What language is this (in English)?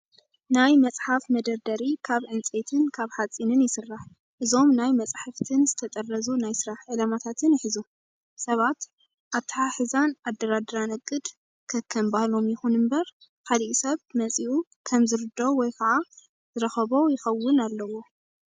Tigrinya